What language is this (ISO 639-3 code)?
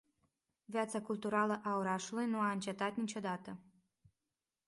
ron